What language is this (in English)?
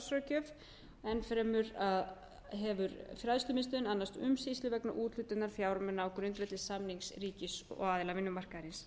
Icelandic